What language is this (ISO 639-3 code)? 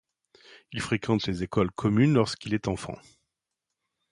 fra